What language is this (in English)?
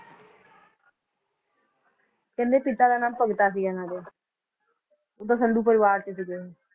Punjabi